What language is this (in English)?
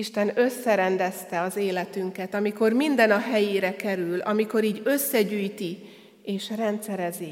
Hungarian